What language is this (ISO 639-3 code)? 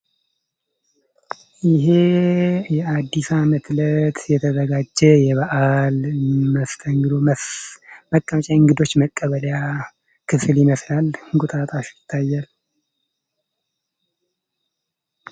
amh